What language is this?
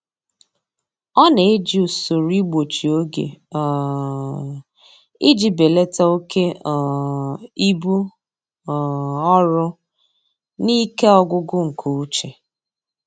Igbo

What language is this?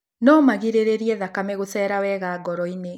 Kikuyu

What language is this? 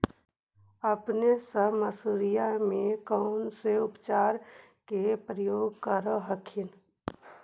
Magahi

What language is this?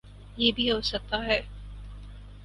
Urdu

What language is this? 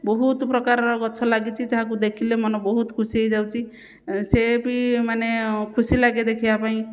Odia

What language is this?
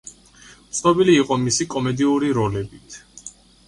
Georgian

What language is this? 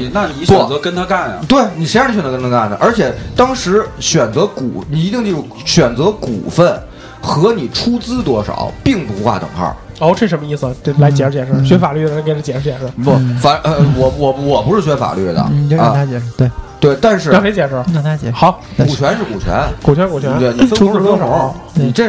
Chinese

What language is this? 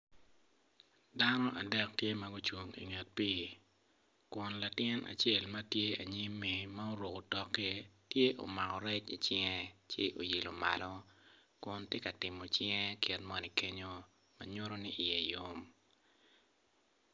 Acoli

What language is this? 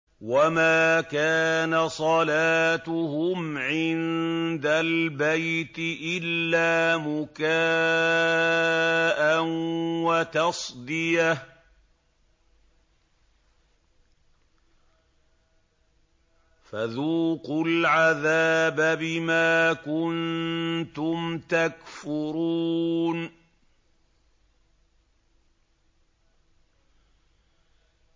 Arabic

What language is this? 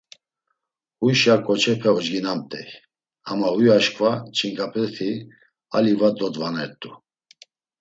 Laz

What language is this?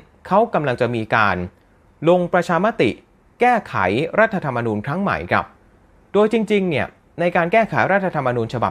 Thai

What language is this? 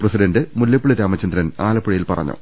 Malayalam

